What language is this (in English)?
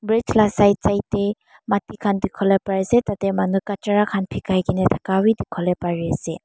Naga Pidgin